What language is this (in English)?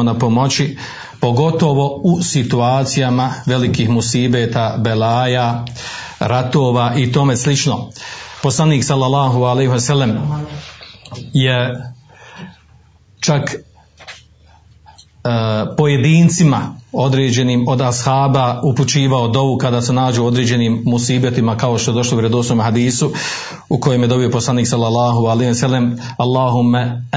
Croatian